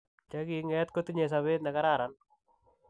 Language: Kalenjin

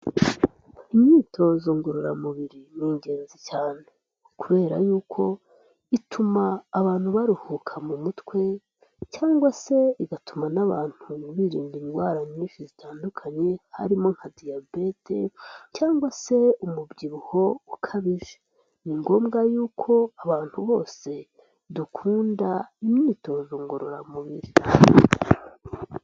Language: Kinyarwanda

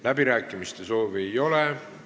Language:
Estonian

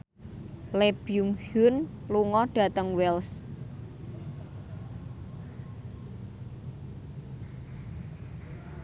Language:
Javanese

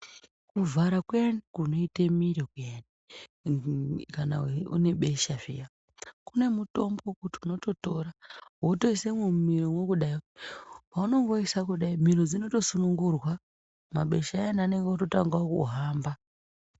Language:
Ndau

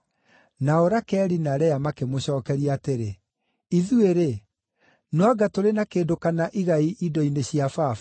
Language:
Kikuyu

